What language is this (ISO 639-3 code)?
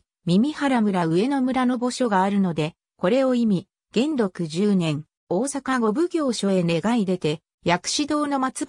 jpn